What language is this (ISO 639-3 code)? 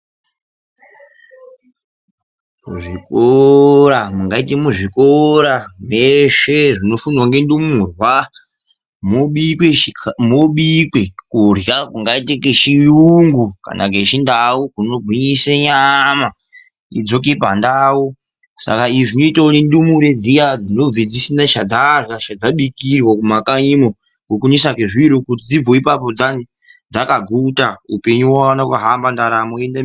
ndc